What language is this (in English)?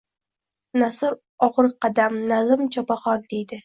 Uzbek